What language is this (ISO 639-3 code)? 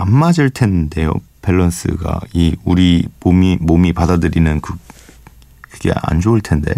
kor